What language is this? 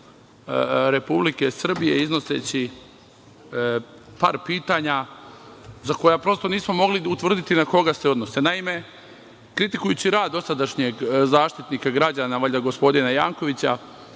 Serbian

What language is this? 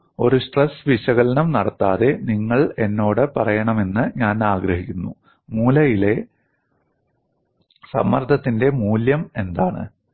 Malayalam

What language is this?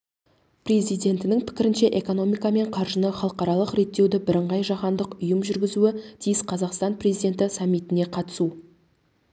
Kazakh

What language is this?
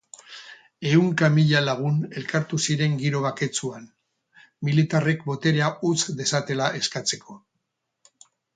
Basque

